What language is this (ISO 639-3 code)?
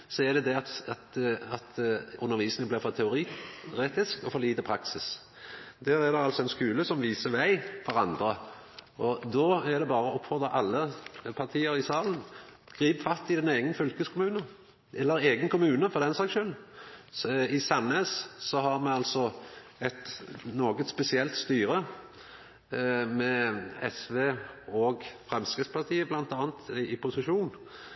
nno